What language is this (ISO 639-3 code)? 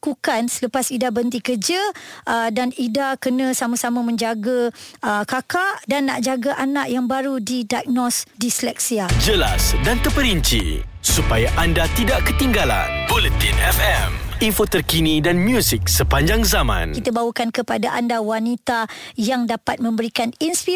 msa